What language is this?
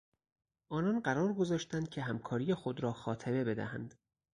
Persian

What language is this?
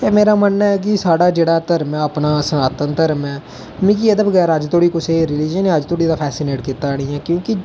Dogri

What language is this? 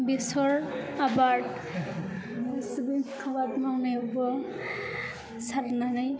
Bodo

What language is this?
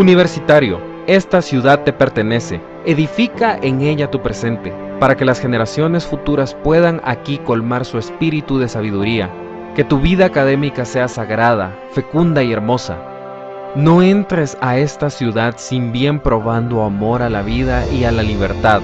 Spanish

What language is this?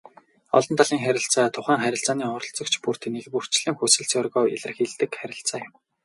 Mongolian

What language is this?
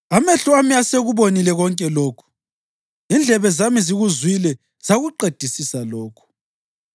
North Ndebele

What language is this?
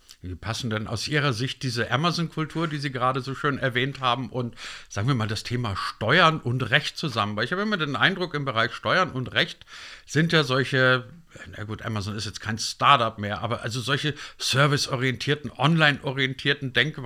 German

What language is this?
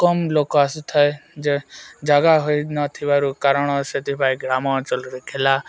Odia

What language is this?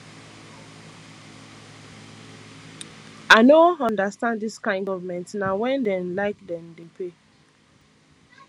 Nigerian Pidgin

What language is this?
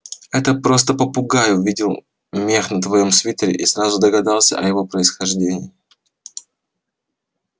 Russian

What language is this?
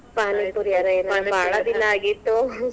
Kannada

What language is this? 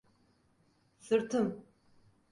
Turkish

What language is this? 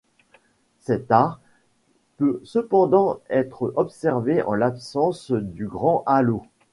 French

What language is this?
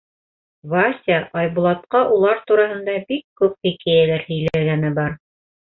Bashkir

